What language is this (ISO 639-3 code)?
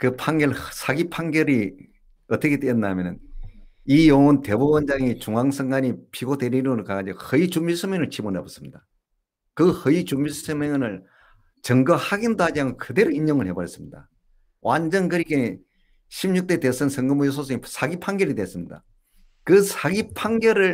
kor